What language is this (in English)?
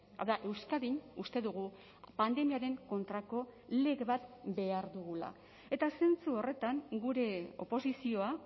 Basque